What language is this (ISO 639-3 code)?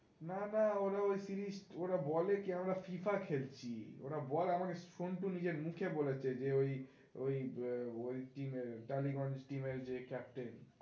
ben